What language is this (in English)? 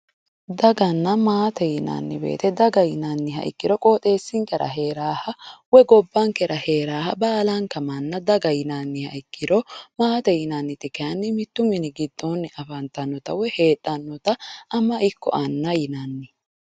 Sidamo